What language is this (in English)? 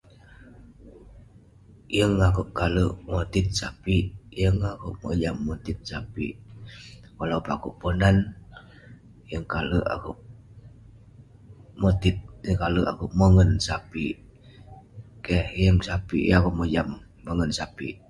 Western Penan